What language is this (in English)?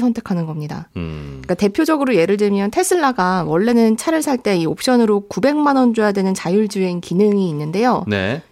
Korean